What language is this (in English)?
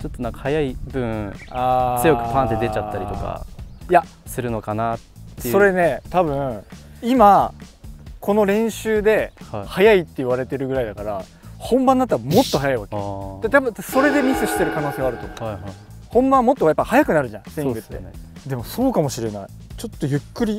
Japanese